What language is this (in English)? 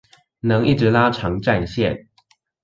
Chinese